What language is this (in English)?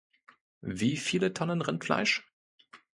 German